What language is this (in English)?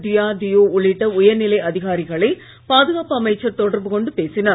Tamil